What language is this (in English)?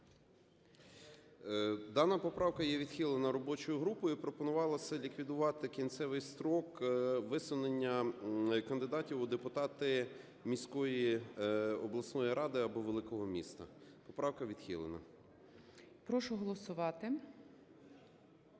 Ukrainian